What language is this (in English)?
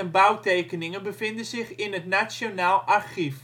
Dutch